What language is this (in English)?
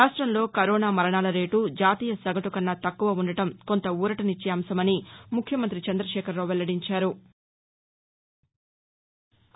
Telugu